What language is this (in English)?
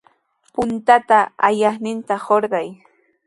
Sihuas Ancash Quechua